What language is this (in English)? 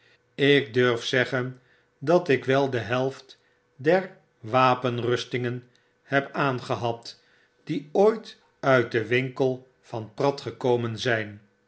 Dutch